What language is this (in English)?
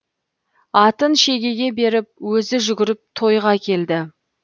Kazakh